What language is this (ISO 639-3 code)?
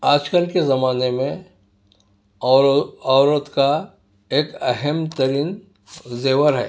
urd